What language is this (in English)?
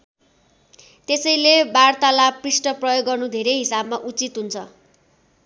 Nepali